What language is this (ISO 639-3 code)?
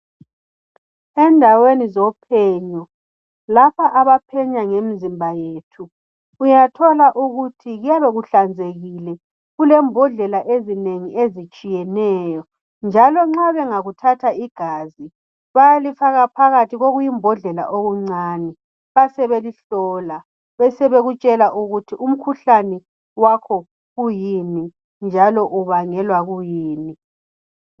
nde